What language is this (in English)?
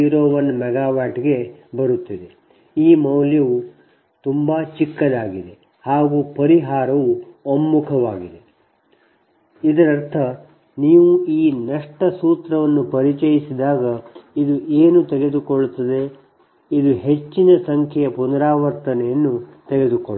Kannada